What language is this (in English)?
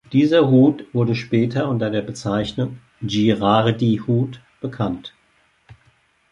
German